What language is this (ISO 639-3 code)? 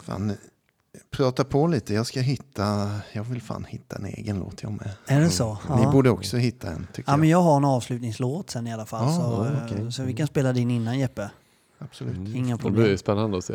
swe